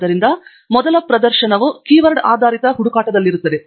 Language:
Kannada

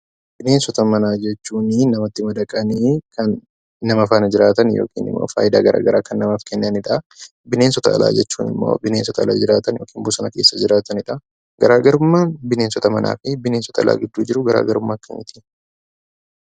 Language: Oromo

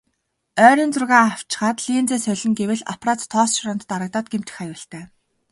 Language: Mongolian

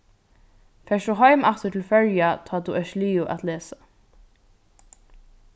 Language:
Faroese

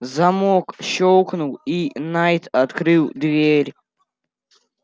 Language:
Russian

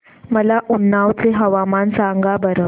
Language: Marathi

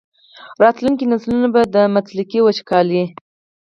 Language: Pashto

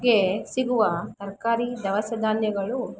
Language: Kannada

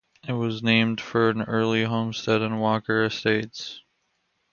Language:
English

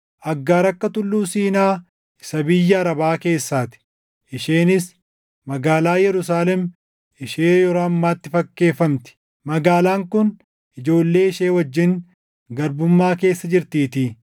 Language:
Oromo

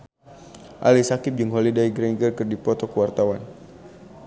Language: Sundanese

